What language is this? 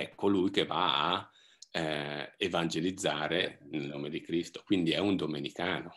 Italian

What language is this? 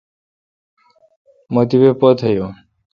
Kalkoti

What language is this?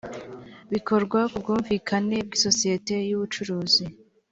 Kinyarwanda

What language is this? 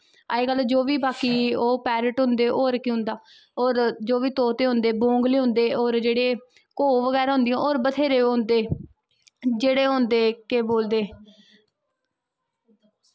Dogri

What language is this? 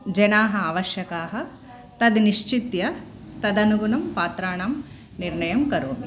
Sanskrit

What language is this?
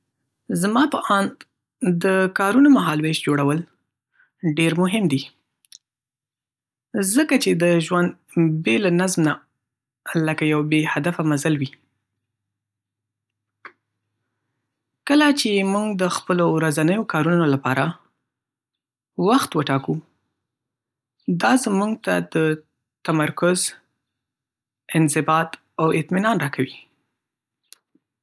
Pashto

